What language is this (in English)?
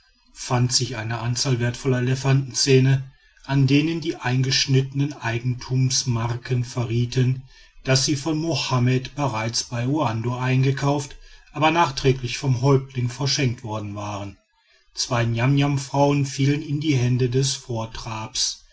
German